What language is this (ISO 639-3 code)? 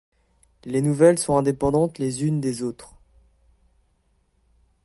fra